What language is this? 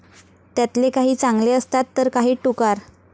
Marathi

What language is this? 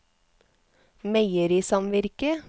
Norwegian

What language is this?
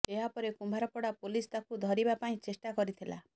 Odia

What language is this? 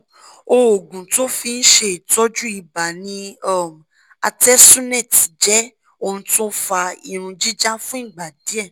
Yoruba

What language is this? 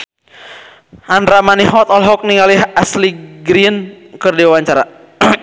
Sundanese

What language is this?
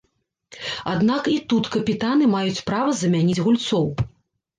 Belarusian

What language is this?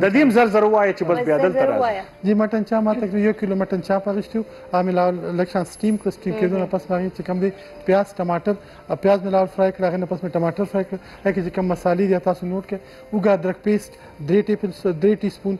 Romanian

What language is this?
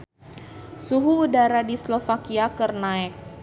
Sundanese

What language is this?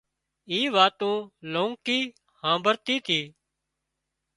Wadiyara Koli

